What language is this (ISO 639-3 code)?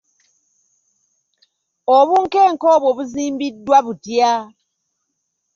lug